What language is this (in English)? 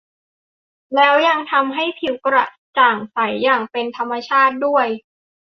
Thai